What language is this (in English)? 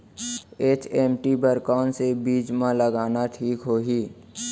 Chhattisgarhi